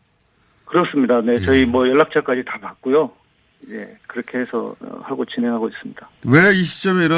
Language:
Korean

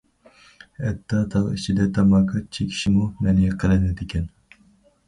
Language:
Uyghur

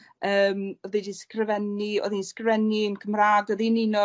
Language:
Welsh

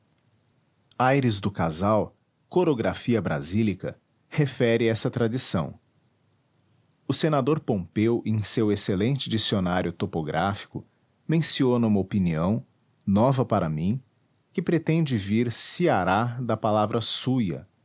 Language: Portuguese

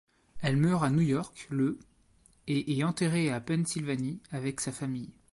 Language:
French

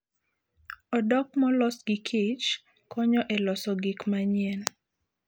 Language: Luo (Kenya and Tanzania)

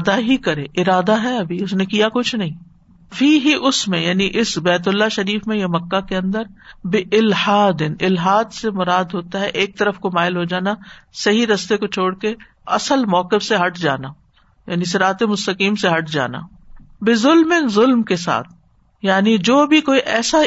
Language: Urdu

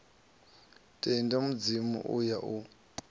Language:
Venda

